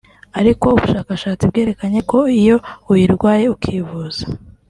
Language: Kinyarwanda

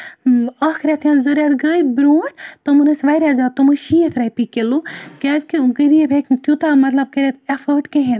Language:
Kashmiri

